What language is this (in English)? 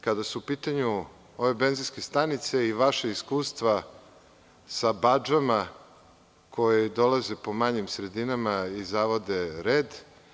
Serbian